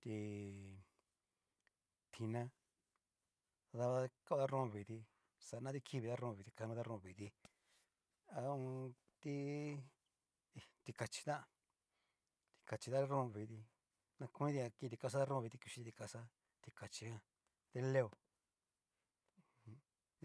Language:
Cacaloxtepec Mixtec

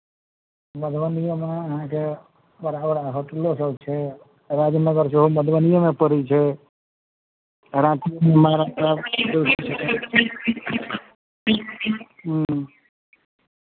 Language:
Maithili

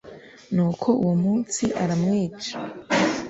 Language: Kinyarwanda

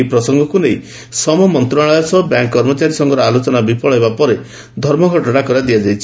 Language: Odia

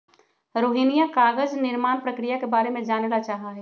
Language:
Magahi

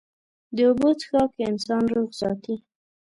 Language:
Pashto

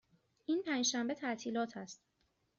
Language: Persian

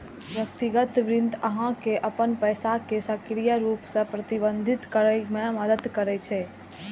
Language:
Maithili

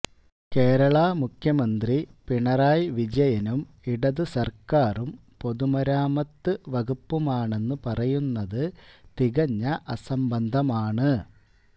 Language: Malayalam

